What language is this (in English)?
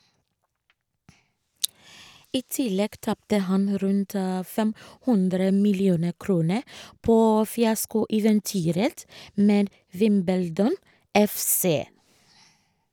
Norwegian